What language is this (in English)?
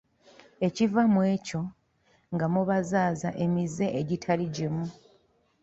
Ganda